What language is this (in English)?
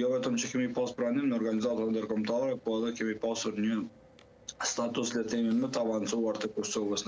Romanian